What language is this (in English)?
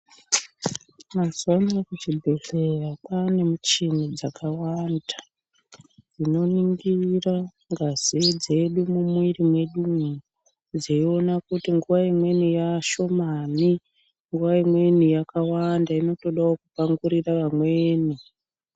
Ndau